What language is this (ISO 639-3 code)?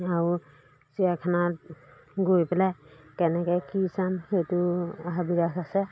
asm